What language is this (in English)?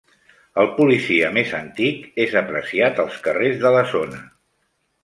Catalan